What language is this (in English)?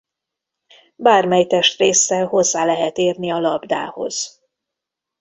Hungarian